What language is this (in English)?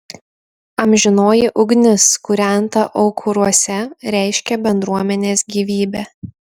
Lithuanian